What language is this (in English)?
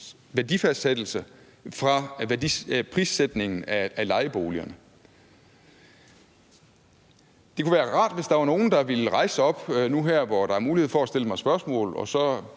Danish